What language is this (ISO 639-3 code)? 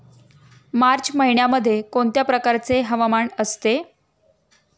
mar